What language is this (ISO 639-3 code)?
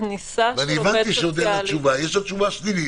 heb